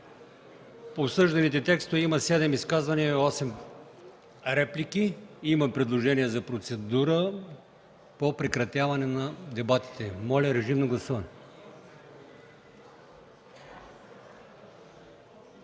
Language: Bulgarian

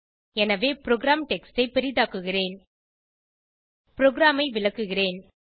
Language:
Tamil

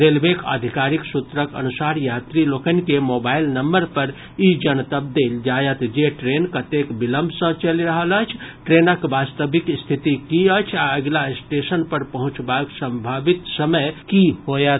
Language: Maithili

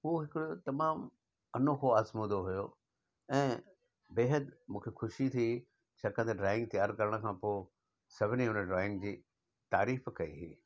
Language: Sindhi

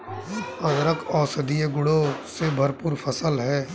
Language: Hindi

